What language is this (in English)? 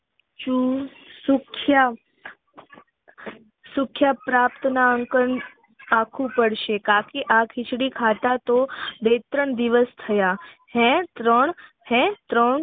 Gujarati